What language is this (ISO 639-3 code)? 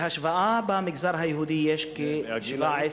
heb